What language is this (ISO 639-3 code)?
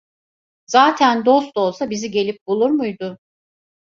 tur